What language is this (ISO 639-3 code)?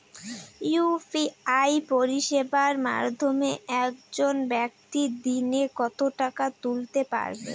ben